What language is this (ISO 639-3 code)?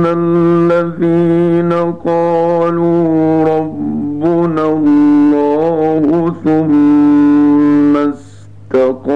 ara